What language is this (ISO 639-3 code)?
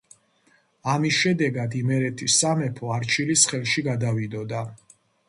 kat